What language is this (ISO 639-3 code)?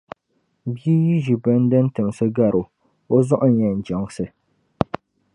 dag